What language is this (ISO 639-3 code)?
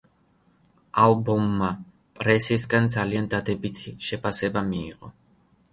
kat